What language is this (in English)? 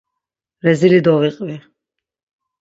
Laz